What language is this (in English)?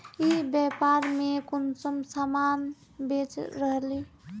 Magahi